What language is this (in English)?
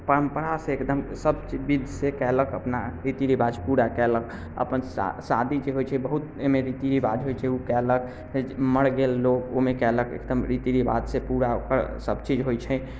Maithili